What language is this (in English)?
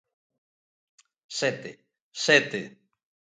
Galician